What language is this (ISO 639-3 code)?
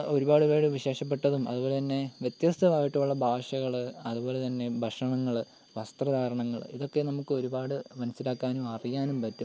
mal